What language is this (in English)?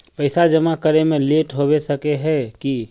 Magahi